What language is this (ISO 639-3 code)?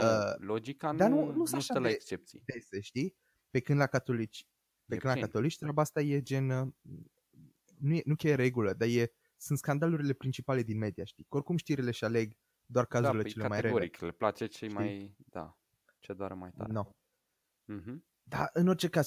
ron